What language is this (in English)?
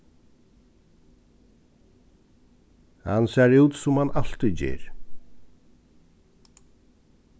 Faroese